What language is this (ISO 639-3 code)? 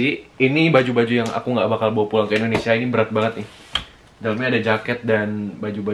ind